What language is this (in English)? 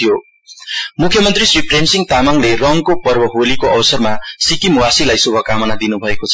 Nepali